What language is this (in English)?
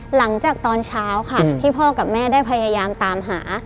Thai